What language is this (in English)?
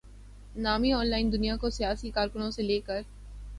Urdu